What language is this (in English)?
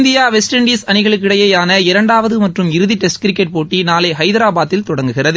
Tamil